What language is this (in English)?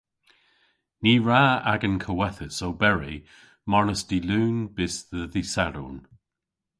Cornish